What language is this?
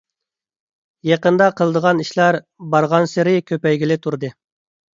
Uyghur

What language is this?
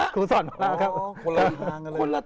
Thai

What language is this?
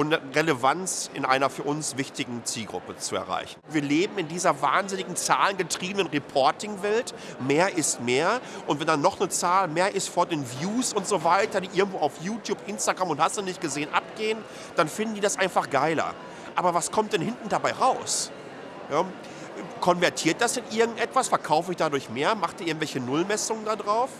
German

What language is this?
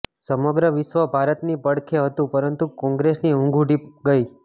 Gujarati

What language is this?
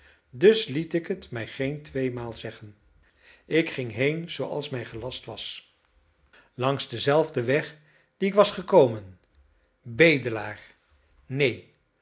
Dutch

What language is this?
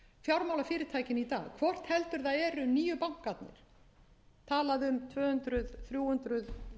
Icelandic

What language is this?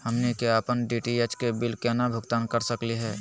Magahi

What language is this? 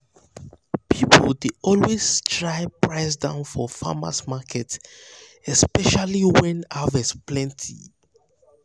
Nigerian Pidgin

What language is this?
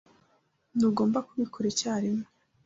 Kinyarwanda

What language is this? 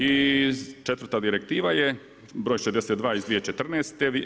Croatian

